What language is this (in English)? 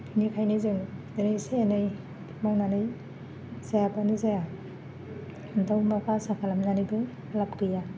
Bodo